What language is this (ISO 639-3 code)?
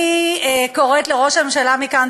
heb